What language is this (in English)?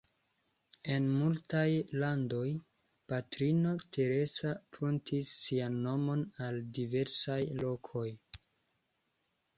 Esperanto